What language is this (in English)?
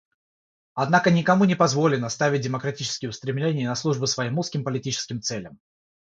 Russian